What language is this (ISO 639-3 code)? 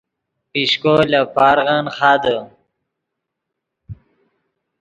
ydg